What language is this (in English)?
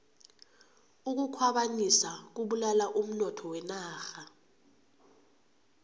South Ndebele